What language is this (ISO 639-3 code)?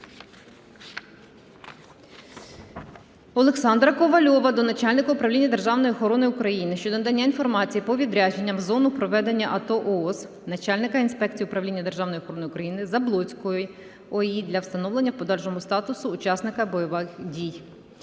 ukr